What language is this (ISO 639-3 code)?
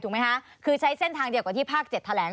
tha